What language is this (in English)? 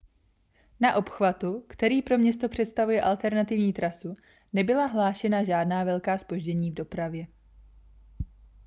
Czech